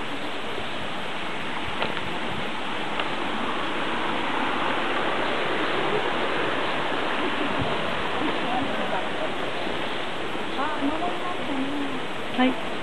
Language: Japanese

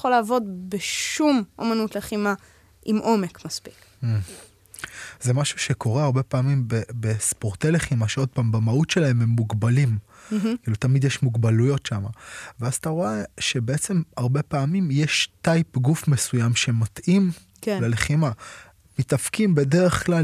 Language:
Hebrew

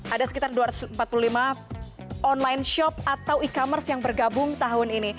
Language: Indonesian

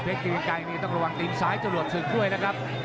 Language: Thai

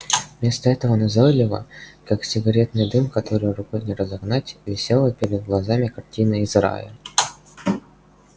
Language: Russian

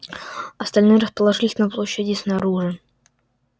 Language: Russian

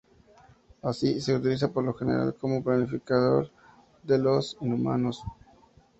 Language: Spanish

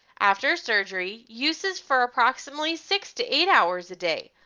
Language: English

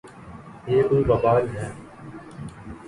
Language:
Urdu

